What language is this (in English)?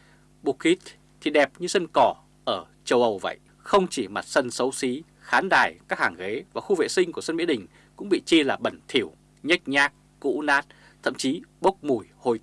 Vietnamese